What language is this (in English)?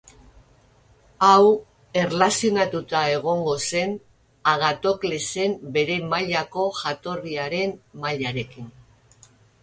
Basque